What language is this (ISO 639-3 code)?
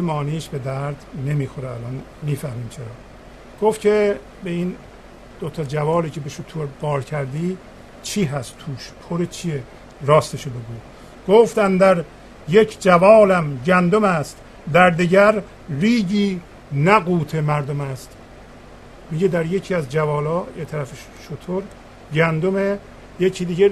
fas